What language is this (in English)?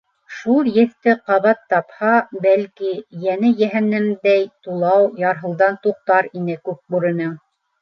Bashkir